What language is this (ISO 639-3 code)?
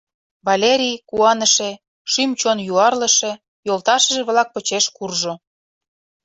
chm